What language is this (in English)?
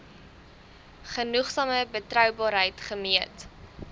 Afrikaans